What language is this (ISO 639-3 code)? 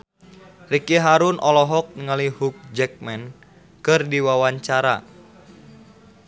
sun